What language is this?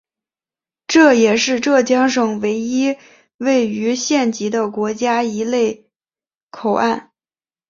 Chinese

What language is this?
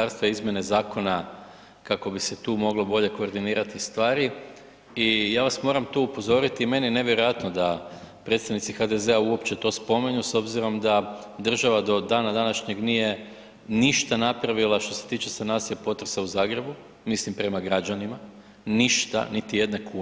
Croatian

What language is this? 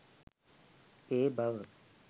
Sinhala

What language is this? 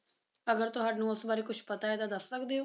Punjabi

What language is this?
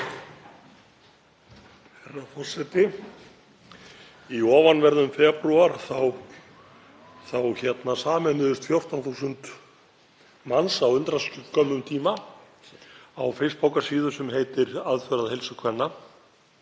Icelandic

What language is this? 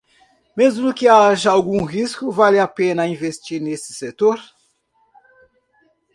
Portuguese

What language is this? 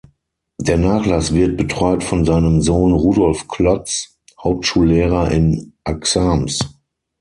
German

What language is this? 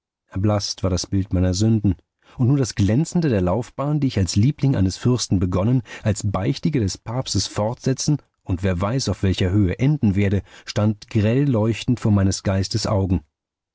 German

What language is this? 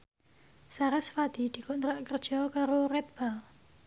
Javanese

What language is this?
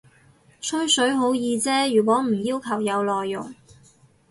Cantonese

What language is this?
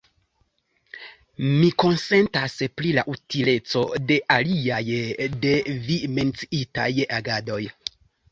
Esperanto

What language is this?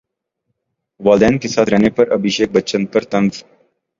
Urdu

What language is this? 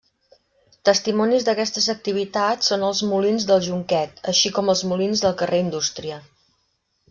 Catalan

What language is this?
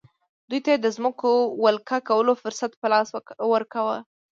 Pashto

